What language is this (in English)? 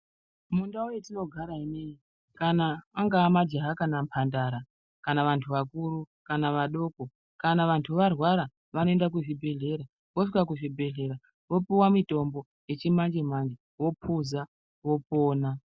Ndau